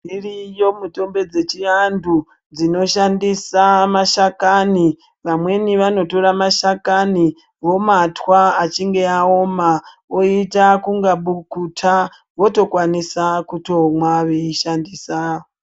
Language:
Ndau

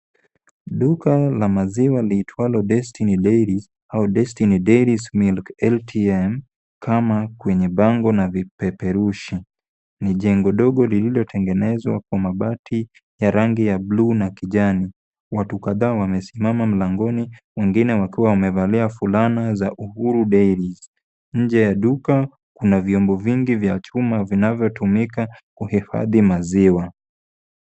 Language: Swahili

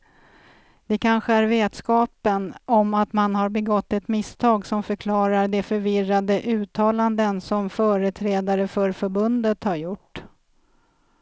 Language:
Swedish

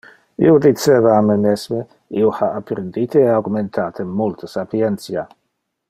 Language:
Interlingua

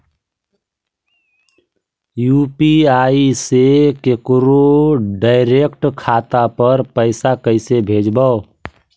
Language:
Magahi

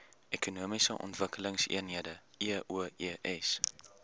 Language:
Afrikaans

